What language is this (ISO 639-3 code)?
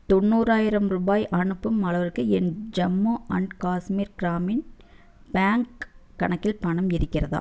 tam